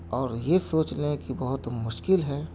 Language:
Urdu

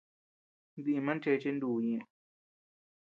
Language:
Tepeuxila Cuicatec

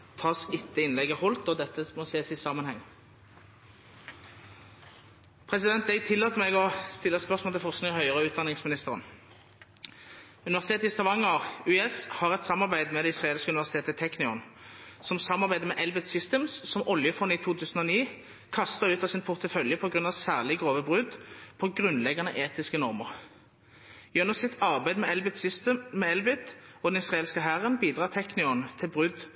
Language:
Norwegian Bokmål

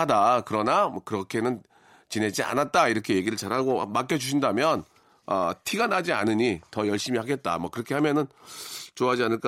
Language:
Korean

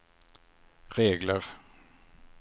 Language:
Swedish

